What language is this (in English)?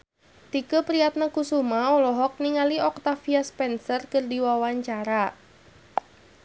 Sundanese